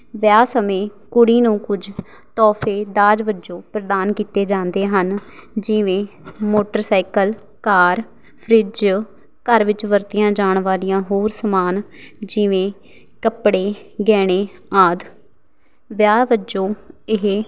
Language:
Punjabi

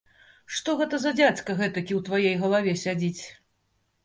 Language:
Belarusian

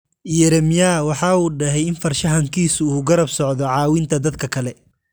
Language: Somali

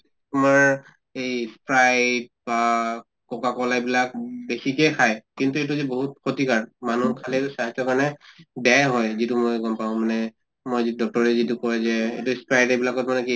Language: Assamese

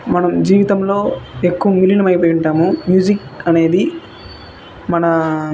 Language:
Telugu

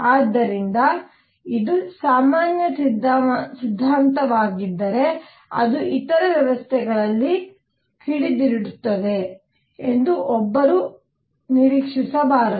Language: Kannada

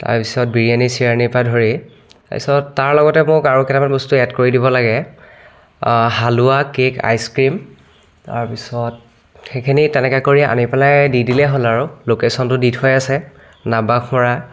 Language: Assamese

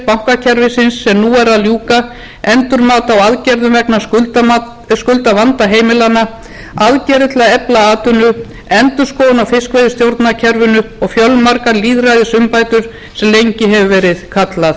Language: Icelandic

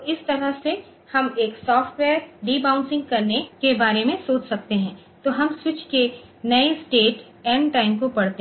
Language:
Hindi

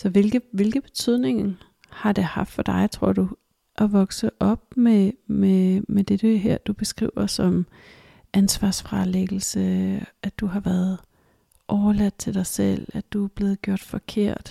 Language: Danish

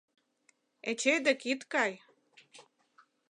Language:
Mari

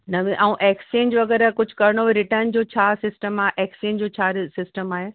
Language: Sindhi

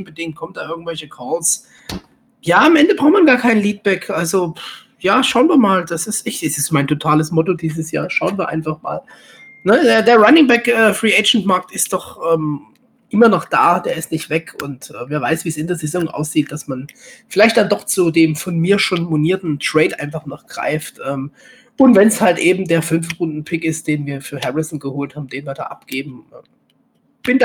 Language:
German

